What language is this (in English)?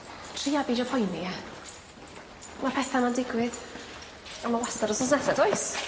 Welsh